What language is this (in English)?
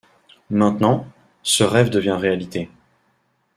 French